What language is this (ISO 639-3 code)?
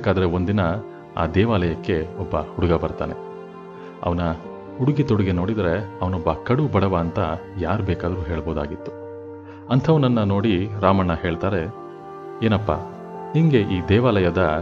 kan